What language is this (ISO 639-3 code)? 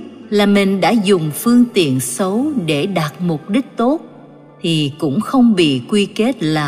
vie